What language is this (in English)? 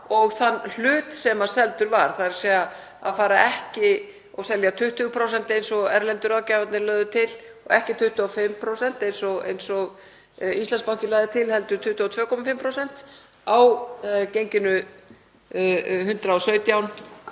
Icelandic